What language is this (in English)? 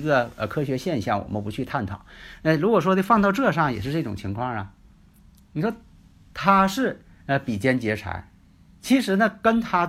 Chinese